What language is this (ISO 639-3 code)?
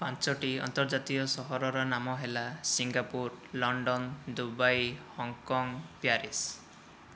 ori